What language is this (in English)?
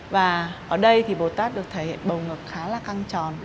Vietnamese